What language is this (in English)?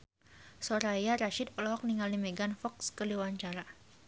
Sundanese